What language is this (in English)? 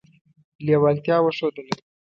Pashto